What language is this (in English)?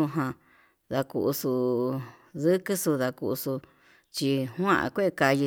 Yutanduchi Mixtec